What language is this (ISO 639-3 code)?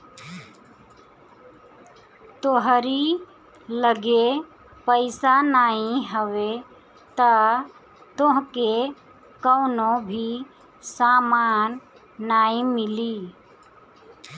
bho